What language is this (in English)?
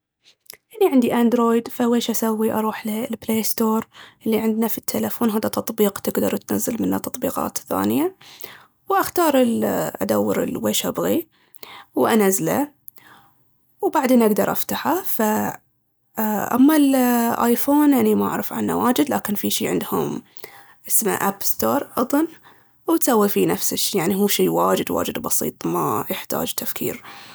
Baharna Arabic